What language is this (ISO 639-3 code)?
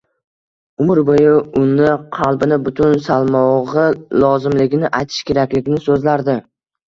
uzb